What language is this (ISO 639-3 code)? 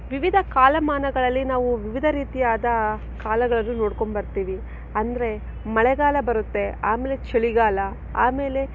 kan